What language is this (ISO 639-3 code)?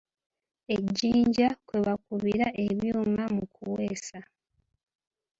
lug